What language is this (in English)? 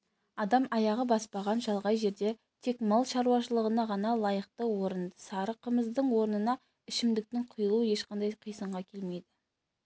Kazakh